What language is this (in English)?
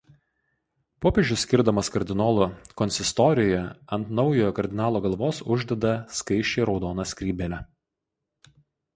Lithuanian